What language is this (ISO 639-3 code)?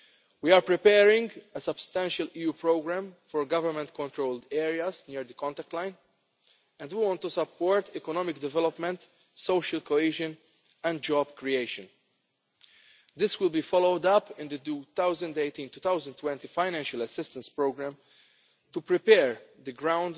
eng